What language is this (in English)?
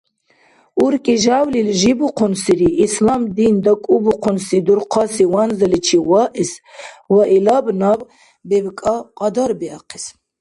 Dargwa